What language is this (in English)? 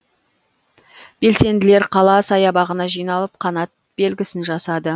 Kazakh